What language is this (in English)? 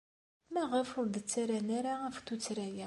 Kabyle